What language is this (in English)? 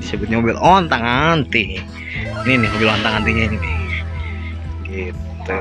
Indonesian